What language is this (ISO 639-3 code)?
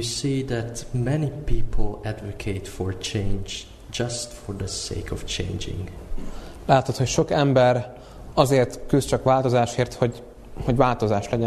hun